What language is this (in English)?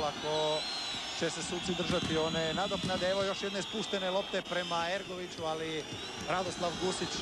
Croatian